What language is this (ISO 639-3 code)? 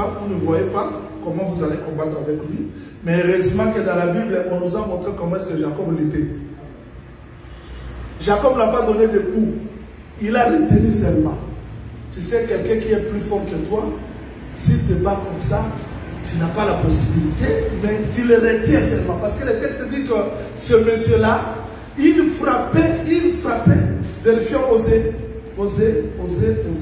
fra